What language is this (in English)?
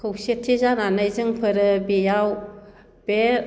Bodo